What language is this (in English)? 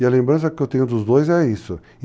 Portuguese